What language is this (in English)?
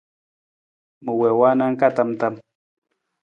Nawdm